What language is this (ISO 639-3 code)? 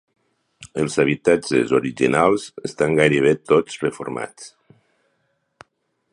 cat